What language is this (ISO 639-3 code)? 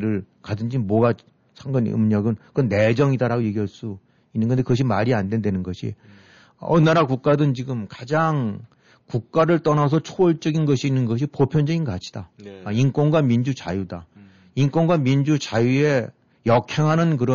kor